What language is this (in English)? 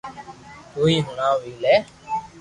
Loarki